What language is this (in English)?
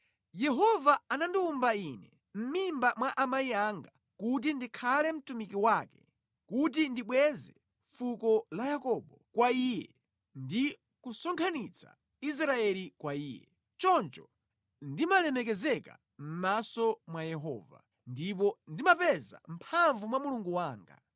Nyanja